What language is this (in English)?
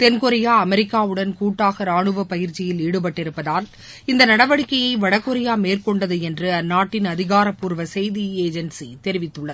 Tamil